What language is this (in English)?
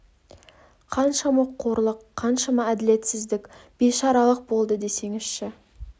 Kazakh